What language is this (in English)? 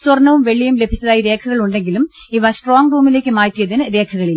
Malayalam